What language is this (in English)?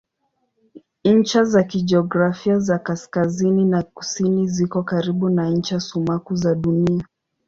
Swahili